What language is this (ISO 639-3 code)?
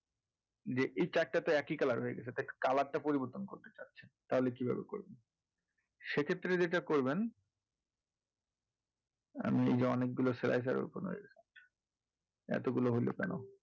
ben